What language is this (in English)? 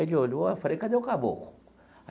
Portuguese